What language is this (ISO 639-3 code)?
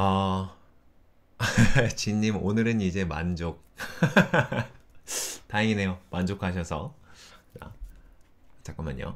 kor